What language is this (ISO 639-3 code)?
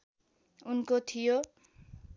nep